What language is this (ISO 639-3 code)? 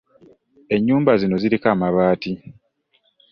lug